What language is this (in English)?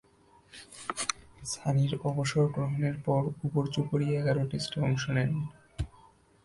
Bangla